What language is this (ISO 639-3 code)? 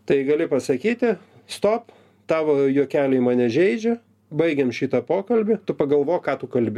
lit